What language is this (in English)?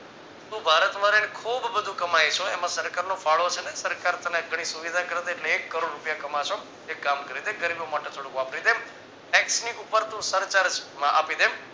Gujarati